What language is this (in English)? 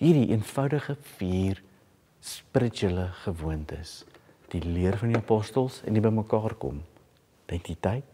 Dutch